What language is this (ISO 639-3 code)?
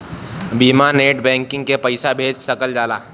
bho